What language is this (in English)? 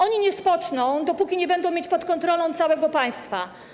Polish